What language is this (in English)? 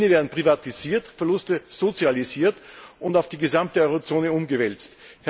German